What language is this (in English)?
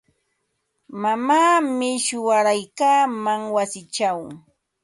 Ambo-Pasco Quechua